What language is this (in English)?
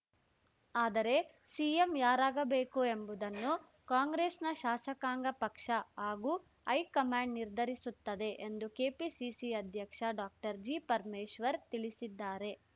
Kannada